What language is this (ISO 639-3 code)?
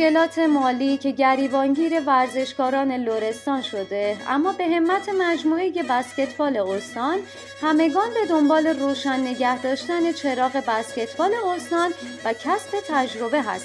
fas